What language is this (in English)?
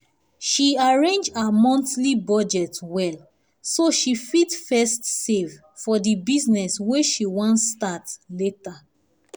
Nigerian Pidgin